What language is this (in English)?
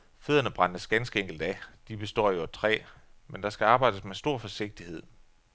Danish